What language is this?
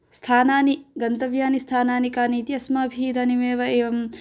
Sanskrit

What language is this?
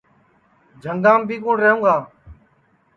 Sansi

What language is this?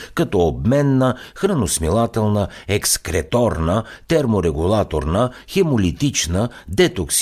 Bulgarian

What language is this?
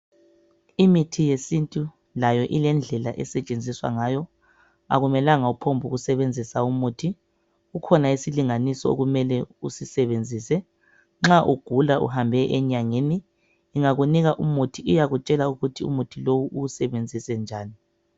North Ndebele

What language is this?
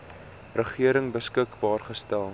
Afrikaans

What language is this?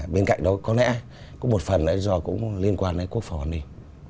Vietnamese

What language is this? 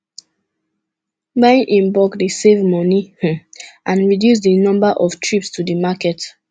Nigerian Pidgin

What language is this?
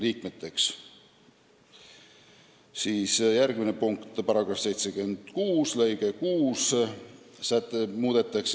Estonian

